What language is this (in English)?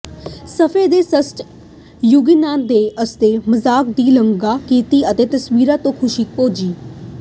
Punjabi